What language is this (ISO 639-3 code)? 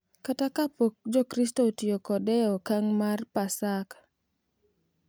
luo